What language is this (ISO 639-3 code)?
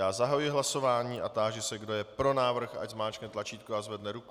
ces